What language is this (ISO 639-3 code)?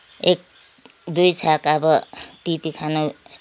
nep